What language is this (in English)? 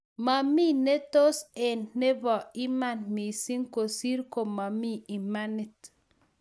Kalenjin